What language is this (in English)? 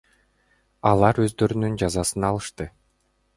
Kyrgyz